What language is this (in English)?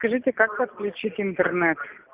Russian